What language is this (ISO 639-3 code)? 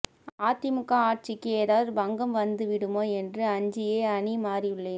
tam